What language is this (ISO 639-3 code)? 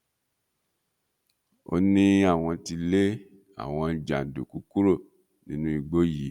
yor